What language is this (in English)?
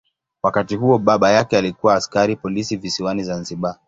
Swahili